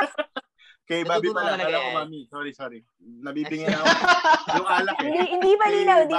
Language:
Filipino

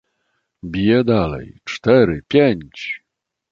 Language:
Polish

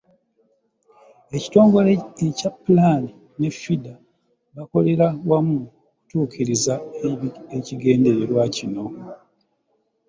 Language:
Ganda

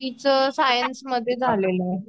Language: Marathi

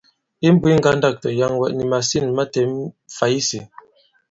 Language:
Bankon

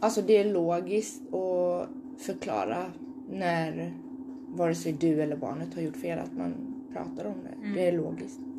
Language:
Swedish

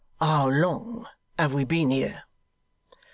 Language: English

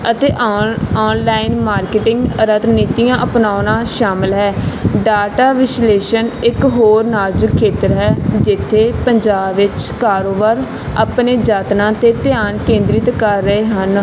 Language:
Punjabi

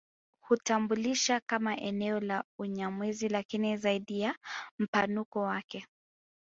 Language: Swahili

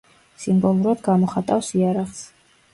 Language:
Georgian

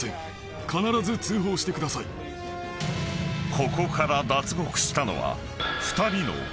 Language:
Japanese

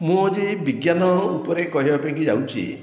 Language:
Odia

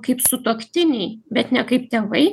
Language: Lithuanian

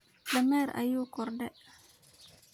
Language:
Somali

